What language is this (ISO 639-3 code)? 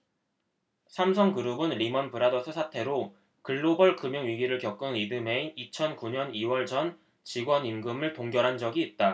kor